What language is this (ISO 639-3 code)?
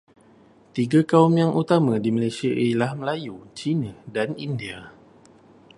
msa